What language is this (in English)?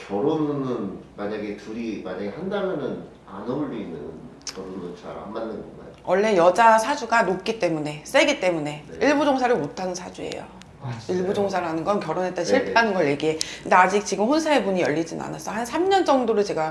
Korean